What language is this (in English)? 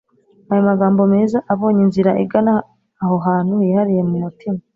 Kinyarwanda